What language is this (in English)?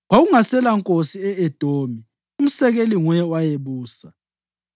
North Ndebele